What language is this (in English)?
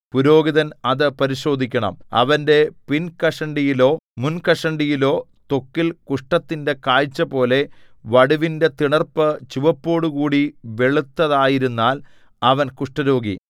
Malayalam